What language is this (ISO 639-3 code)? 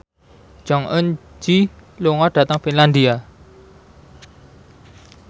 jav